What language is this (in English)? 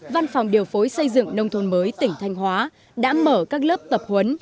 Vietnamese